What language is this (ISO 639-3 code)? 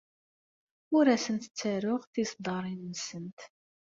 kab